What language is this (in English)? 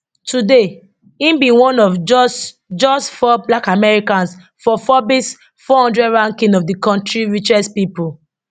Nigerian Pidgin